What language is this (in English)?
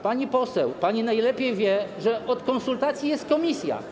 Polish